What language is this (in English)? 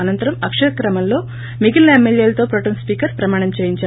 Telugu